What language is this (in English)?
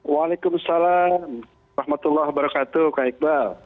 Indonesian